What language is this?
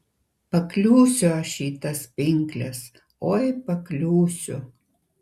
Lithuanian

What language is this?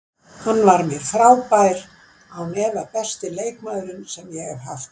Icelandic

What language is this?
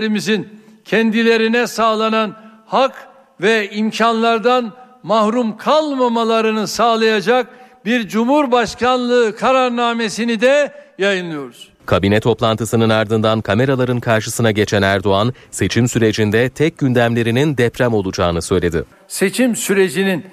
Turkish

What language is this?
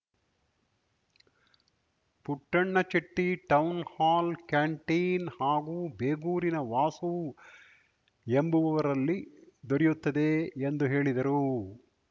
Kannada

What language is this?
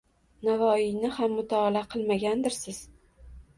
Uzbek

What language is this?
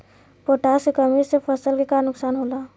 Bhojpuri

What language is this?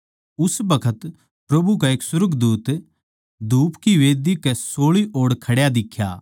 Haryanvi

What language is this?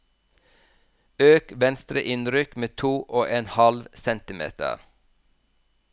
Norwegian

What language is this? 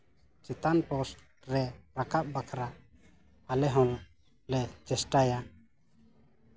Santali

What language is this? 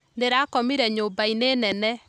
Kikuyu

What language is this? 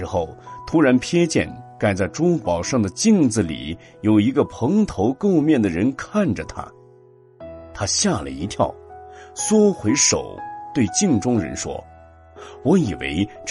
Chinese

